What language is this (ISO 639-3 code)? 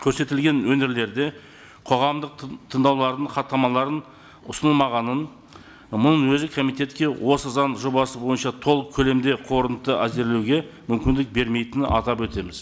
kaz